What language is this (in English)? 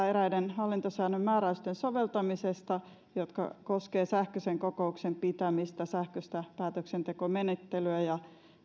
Finnish